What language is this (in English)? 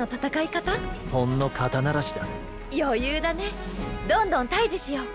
Japanese